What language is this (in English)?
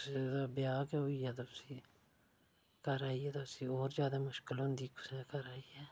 Dogri